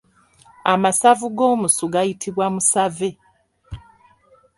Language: Ganda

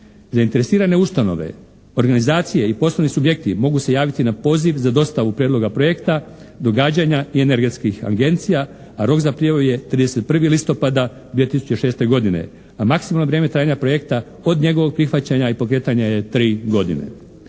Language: Croatian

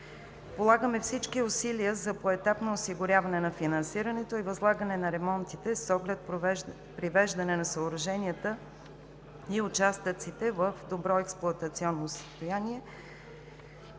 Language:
Bulgarian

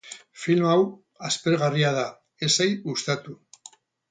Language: Basque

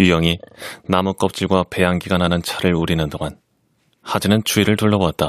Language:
Korean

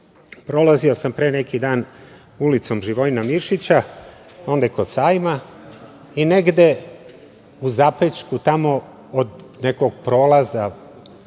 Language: Serbian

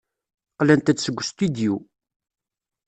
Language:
Kabyle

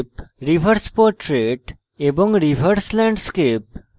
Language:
Bangla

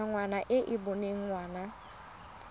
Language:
Tswana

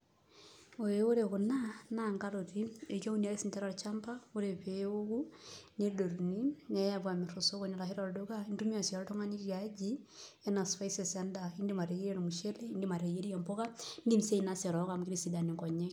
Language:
Masai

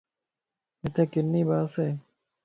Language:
Lasi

